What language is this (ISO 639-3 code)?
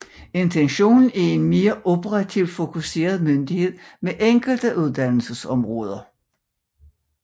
dan